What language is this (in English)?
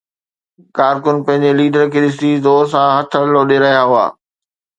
Sindhi